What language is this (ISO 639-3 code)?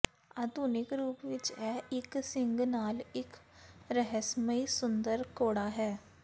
pan